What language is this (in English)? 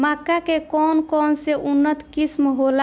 Bhojpuri